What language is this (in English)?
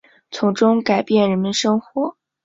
Chinese